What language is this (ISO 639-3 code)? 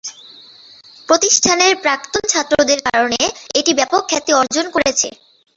ben